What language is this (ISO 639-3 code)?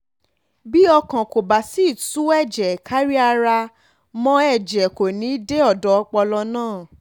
yor